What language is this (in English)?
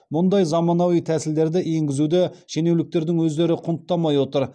Kazakh